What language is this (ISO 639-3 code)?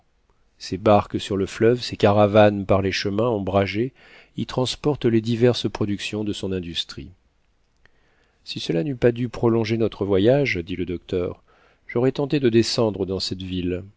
fra